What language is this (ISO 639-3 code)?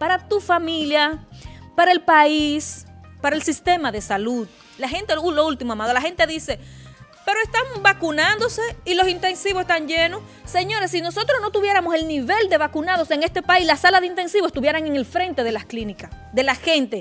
spa